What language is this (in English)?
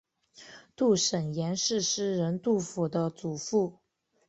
Chinese